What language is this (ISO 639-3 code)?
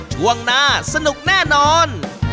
tha